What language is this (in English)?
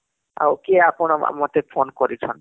Odia